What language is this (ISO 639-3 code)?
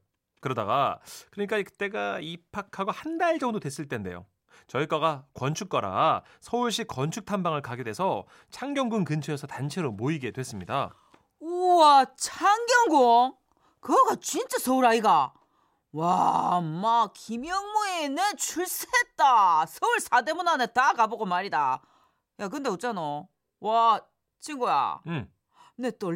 kor